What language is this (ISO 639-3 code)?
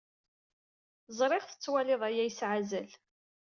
kab